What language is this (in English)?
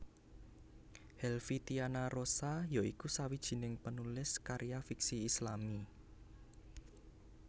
Javanese